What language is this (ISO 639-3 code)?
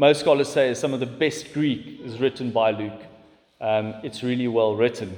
eng